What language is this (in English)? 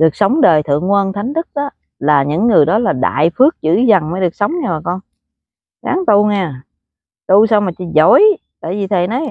Vietnamese